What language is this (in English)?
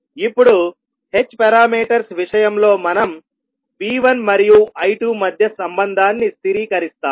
Telugu